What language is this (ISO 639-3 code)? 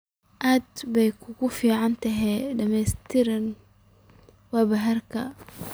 som